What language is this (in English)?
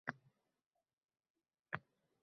Uzbek